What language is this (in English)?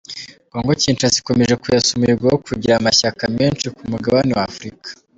Kinyarwanda